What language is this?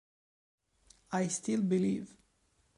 Italian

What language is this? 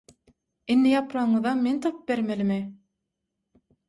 Turkmen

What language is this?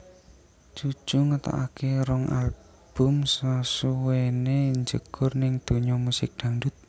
Javanese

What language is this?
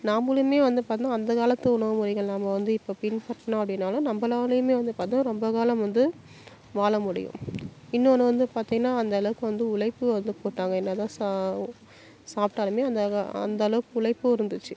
Tamil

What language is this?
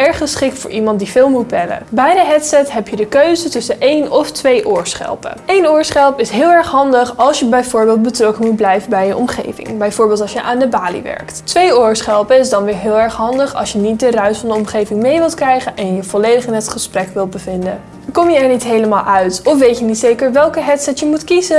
Dutch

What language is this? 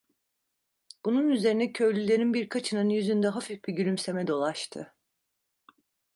Turkish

